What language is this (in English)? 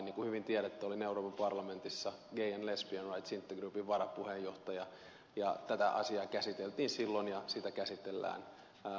Finnish